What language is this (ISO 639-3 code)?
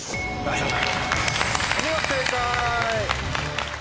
jpn